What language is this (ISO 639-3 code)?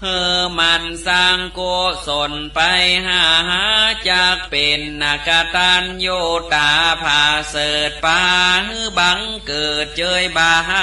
tha